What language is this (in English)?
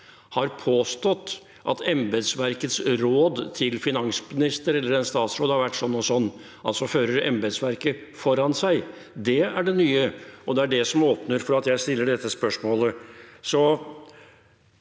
Norwegian